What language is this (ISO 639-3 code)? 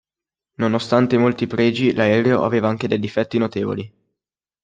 ita